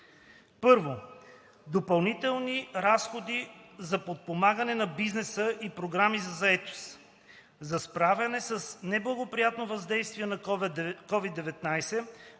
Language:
Bulgarian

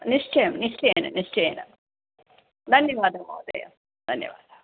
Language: Sanskrit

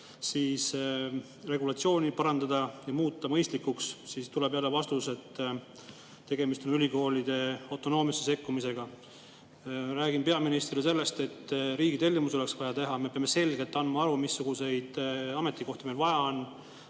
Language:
Estonian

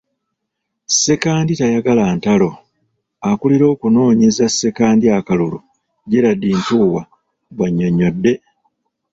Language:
Ganda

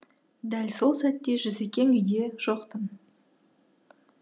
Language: Kazakh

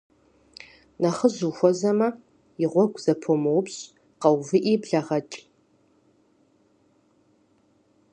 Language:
Kabardian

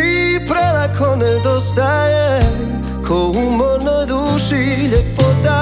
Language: Croatian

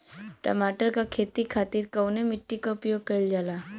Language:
Bhojpuri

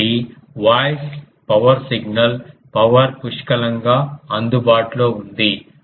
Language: Telugu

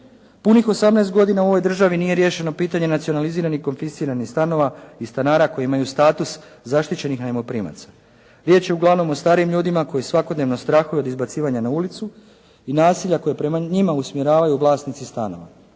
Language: Croatian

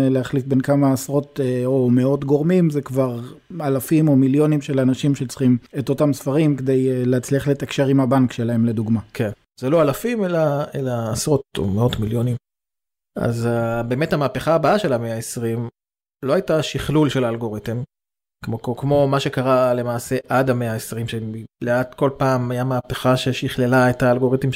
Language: Hebrew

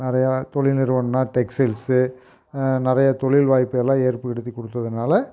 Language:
Tamil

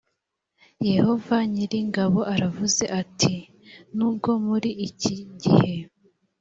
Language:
Kinyarwanda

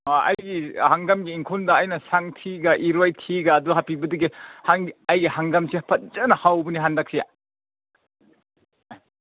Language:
Manipuri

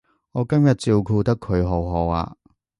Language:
Cantonese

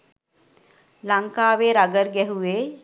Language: Sinhala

